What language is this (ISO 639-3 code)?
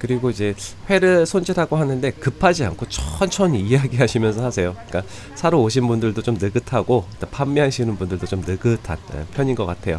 kor